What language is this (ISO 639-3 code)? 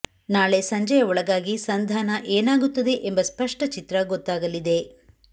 kan